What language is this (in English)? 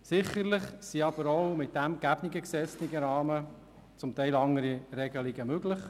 Swiss German